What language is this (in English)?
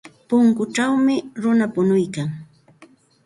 Santa Ana de Tusi Pasco Quechua